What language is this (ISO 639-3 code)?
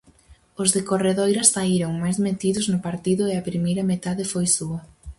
glg